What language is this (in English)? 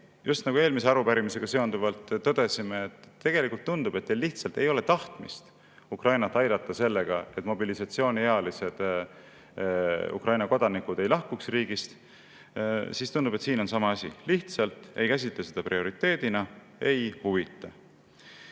Estonian